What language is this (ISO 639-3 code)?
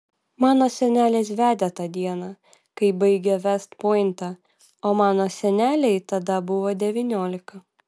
lit